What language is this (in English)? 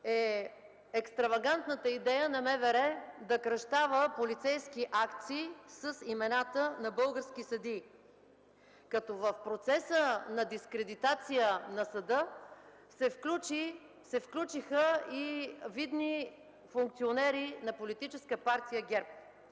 Bulgarian